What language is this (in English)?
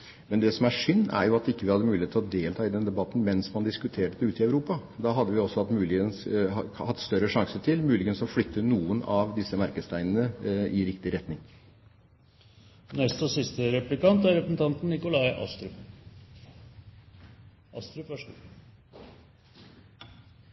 Norwegian Bokmål